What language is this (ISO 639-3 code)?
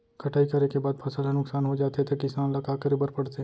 hne